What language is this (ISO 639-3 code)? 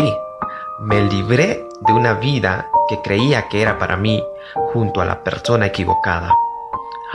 spa